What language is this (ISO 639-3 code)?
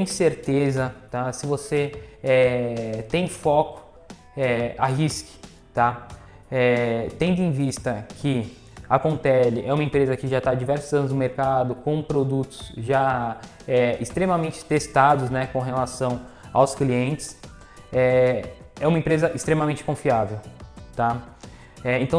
por